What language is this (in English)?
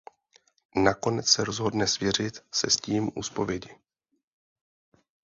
Czech